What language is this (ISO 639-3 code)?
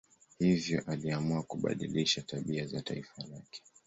swa